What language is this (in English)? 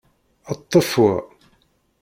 Kabyle